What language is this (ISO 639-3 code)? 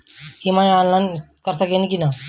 bho